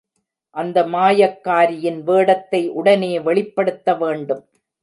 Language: Tamil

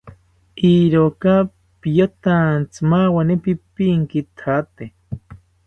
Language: South Ucayali Ashéninka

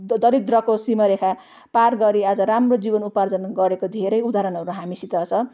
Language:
Nepali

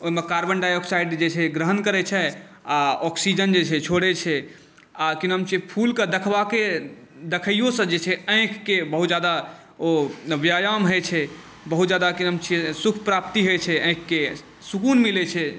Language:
Maithili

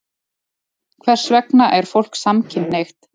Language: Icelandic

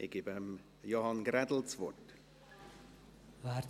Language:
Swiss German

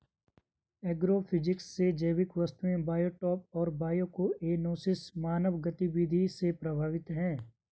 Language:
Hindi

